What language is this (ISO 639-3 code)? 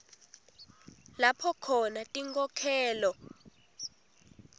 ssw